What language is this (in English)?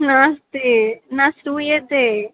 Sanskrit